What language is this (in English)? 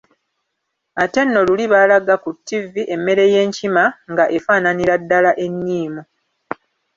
Ganda